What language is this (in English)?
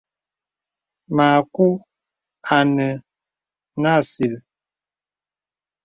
Bebele